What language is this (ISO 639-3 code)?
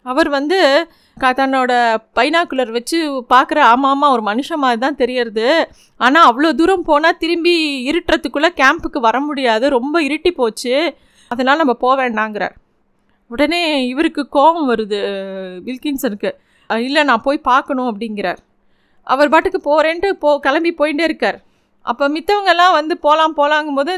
tam